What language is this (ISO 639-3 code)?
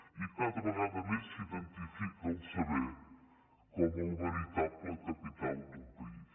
cat